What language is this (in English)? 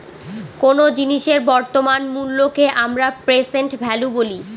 Bangla